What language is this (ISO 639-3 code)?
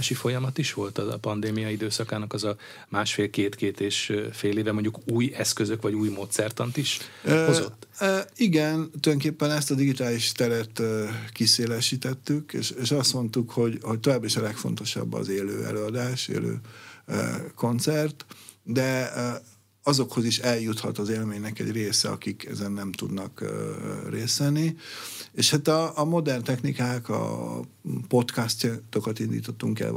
hun